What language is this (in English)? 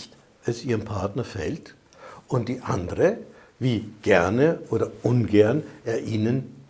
German